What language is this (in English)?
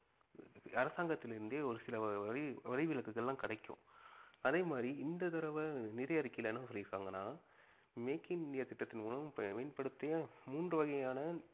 Tamil